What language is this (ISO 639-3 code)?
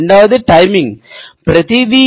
tel